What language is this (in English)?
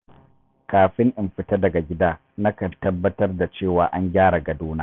Hausa